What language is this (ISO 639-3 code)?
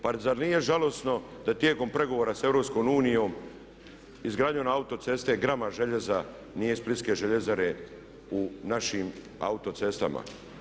hrv